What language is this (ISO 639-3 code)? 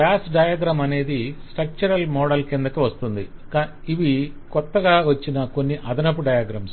tel